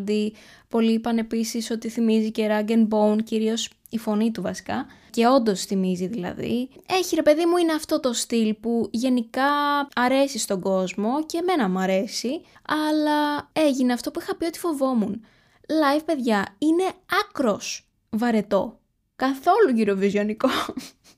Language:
Greek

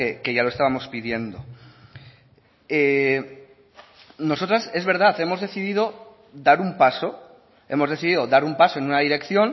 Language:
Spanish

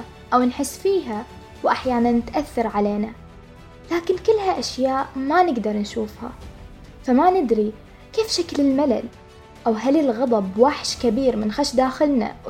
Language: Arabic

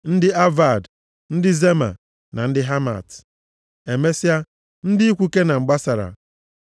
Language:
Igbo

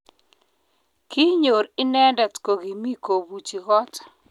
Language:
Kalenjin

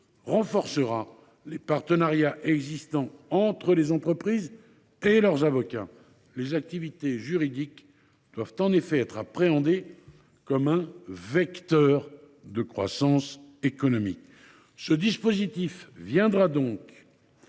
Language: French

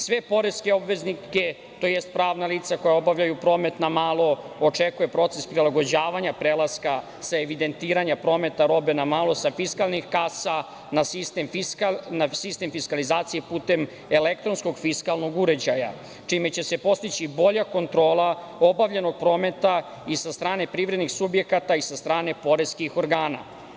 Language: Serbian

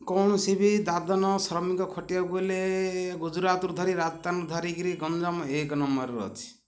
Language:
Odia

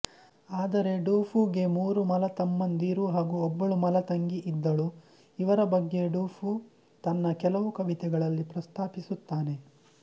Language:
Kannada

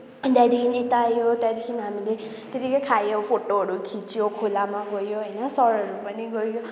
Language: Nepali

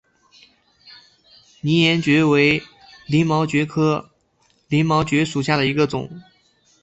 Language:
Chinese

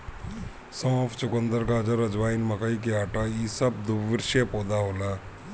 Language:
Bhojpuri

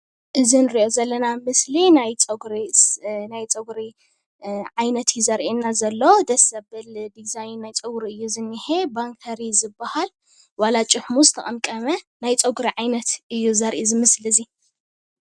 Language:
Tigrinya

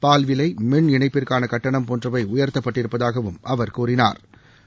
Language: Tamil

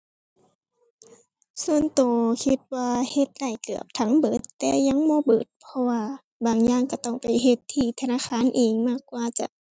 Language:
Thai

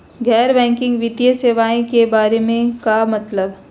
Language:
Magahi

